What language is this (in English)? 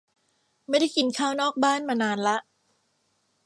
Thai